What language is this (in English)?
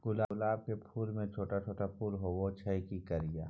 Maithili